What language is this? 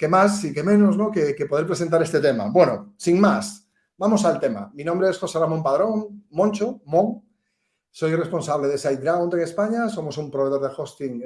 Spanish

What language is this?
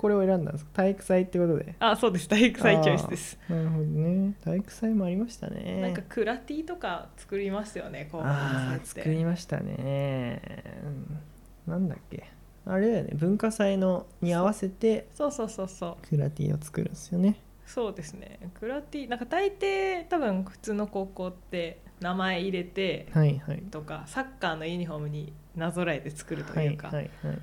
Japanese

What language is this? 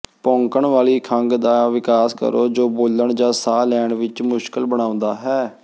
Punjabi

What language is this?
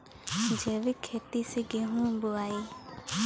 Bhojpuri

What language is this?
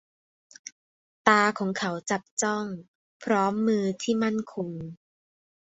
Thai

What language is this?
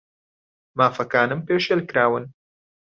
Central Kurdish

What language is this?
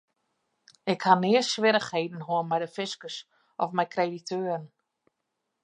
Western Frisian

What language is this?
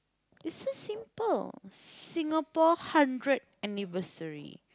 English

